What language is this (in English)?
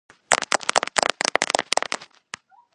Georgian